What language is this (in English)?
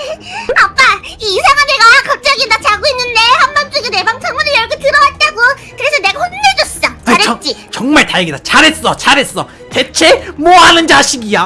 Korean